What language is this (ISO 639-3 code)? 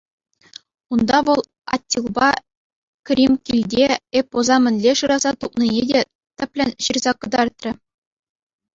chv